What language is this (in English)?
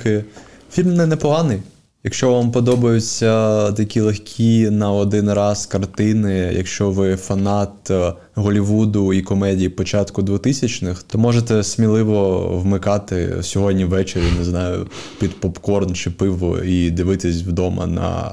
Ukrainian